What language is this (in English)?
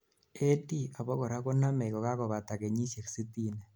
Kalenjin